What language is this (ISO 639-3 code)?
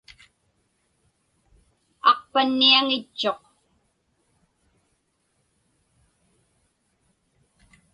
ipk